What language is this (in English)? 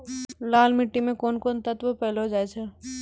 Maithili